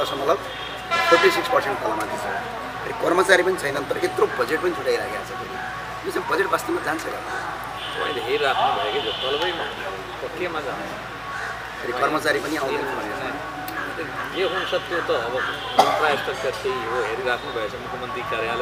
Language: Hindi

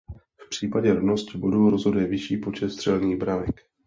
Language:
Czech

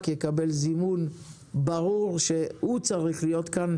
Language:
Hebrew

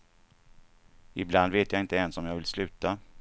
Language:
Swedish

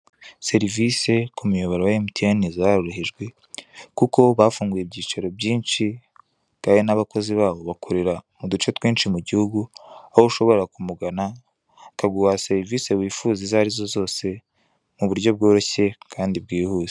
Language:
Kinyarwanda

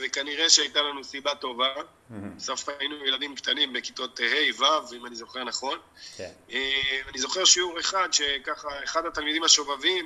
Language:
Hebrew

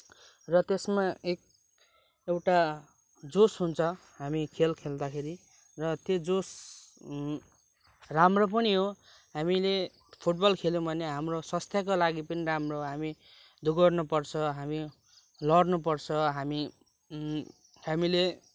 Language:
Nepali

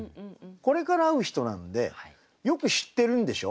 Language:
Japanese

